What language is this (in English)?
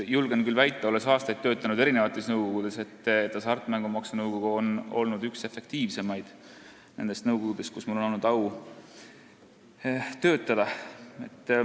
Estonian